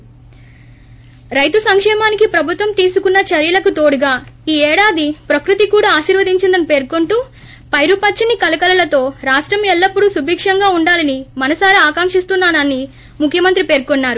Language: Telugu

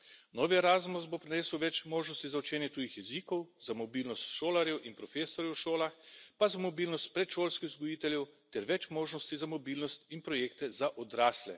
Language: Slovenian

